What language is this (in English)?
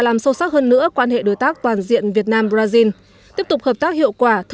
Vietnamese